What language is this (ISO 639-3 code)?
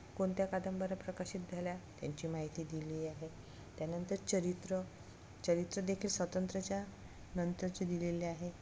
mar